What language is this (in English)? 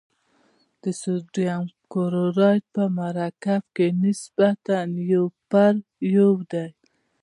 Pashto